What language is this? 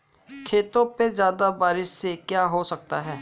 Hindi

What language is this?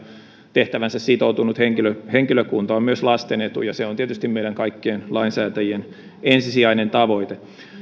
Finnish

